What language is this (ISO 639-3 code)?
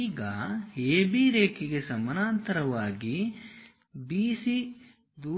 kan